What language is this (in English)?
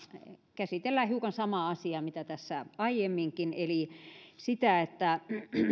Finnish